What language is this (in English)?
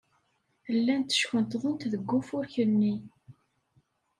Kabyle